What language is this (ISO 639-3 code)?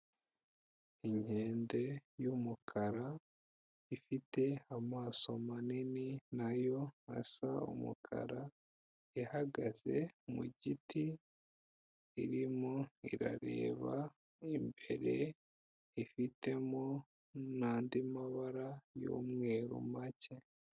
kin